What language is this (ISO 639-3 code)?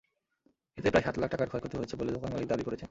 ben